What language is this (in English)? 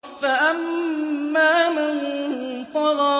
Arabic